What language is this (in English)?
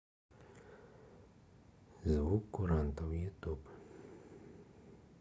Russian